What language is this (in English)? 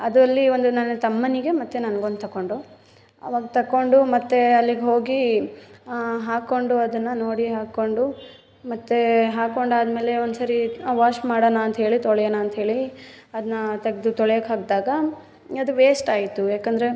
Kannada